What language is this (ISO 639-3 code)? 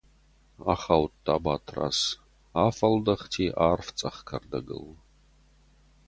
oss